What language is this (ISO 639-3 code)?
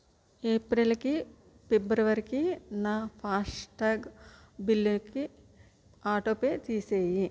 tel